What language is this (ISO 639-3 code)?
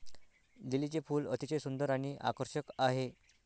mar